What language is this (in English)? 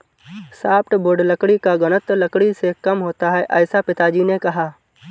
Hindi